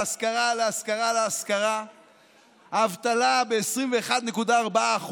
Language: Hebrew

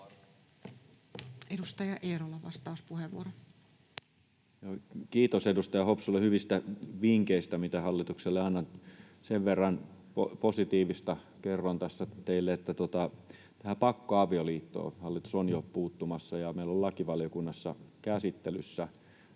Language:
Finnish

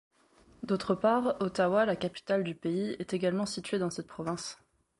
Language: French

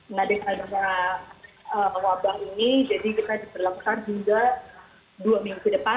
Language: Indonesian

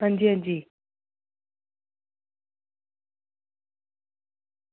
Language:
Dogri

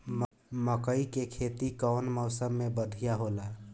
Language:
Bhojpuri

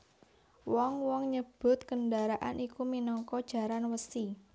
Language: Javanese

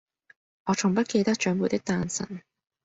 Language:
Cantonese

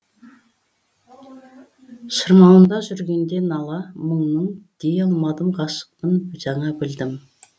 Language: Kazakh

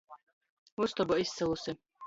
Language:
Latgalian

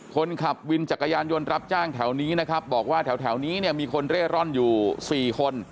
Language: Thai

